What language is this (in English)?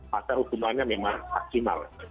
Indonesian